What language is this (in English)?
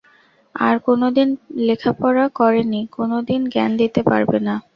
Bangla